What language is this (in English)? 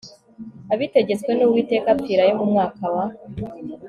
Kinyarwanda